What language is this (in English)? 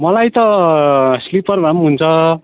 Nepali